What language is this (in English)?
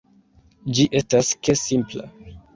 Esperanto